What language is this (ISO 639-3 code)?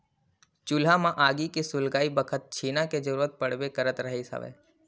hne